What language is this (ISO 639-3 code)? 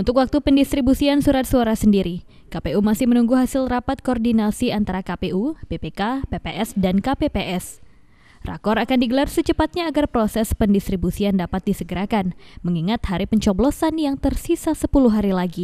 ind